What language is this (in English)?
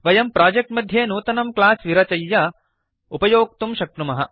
Sanskrit